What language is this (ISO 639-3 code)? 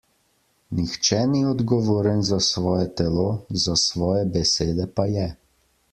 slv